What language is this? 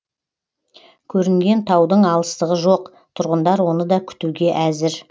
Kazakh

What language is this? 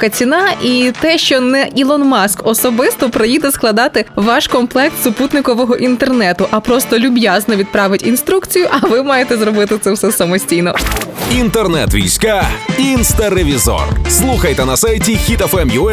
Ukrainian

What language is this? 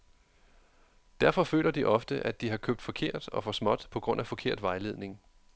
Danish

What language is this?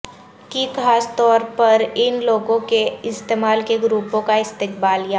Urdu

